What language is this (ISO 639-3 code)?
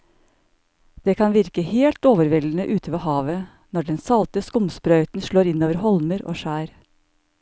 nor